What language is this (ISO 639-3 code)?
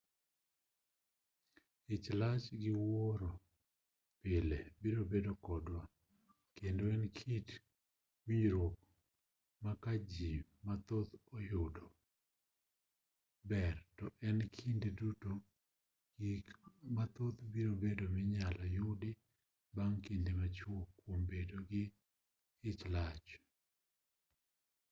luo